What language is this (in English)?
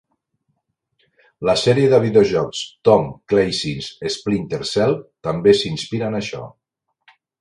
Catalan